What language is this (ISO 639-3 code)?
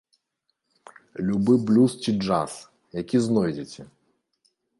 bel